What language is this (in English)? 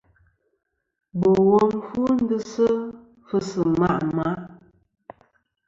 Kom